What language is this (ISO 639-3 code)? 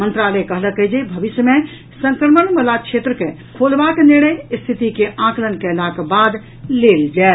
mai